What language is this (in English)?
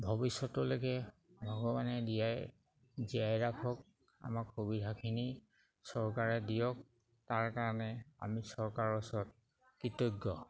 Assamese